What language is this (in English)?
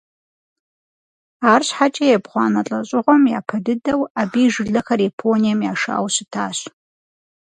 Kabardian